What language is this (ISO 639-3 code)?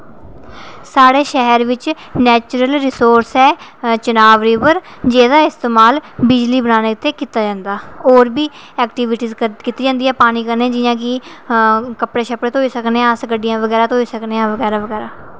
doi